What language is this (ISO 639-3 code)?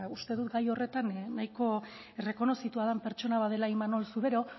eus